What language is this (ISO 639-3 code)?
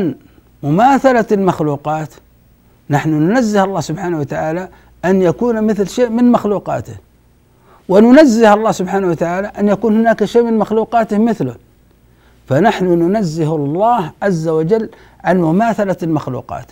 ara